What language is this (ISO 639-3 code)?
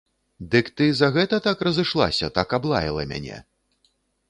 bel